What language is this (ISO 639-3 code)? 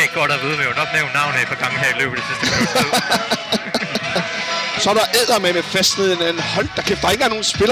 dan